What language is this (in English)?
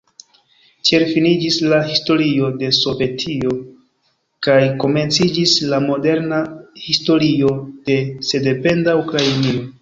Esperanto